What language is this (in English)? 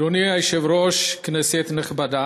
Hebrew